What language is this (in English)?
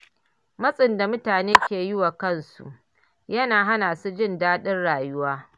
Hausa